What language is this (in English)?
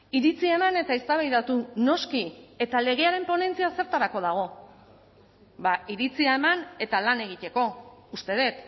Basque